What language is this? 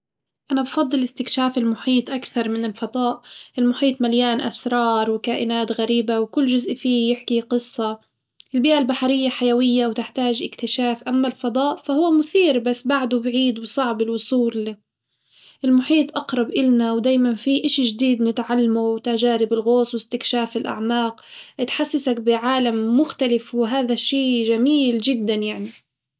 Hijazi Arabic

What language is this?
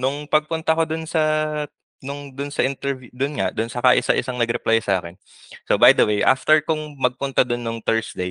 Filipino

